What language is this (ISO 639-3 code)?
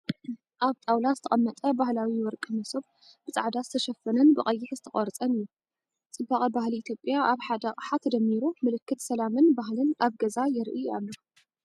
tir